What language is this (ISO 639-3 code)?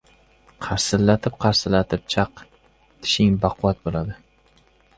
uzb